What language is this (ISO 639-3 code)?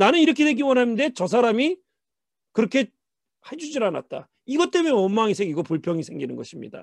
kor